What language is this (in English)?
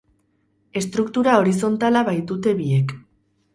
Basque